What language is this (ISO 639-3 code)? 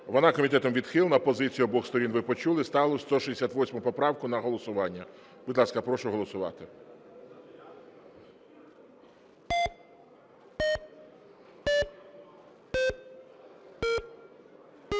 ukr